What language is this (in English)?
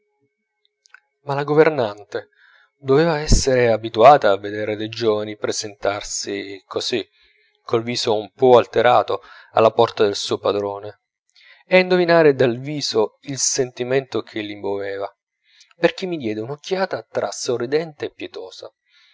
Italian